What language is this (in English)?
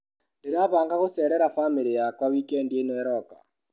Kikuyu